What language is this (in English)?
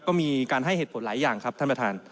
Thai